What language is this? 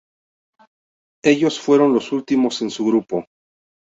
Spanish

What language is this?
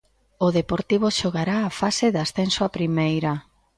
Galician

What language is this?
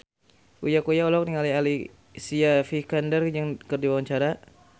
Sundanese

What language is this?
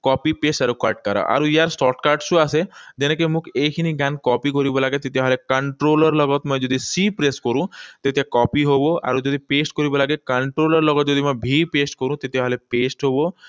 Assamese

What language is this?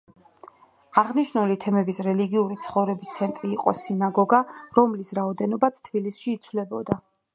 Georgian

